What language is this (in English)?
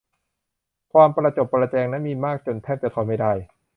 Thai